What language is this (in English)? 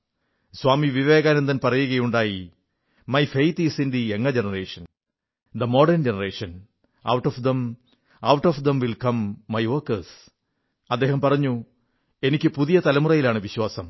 Malayalam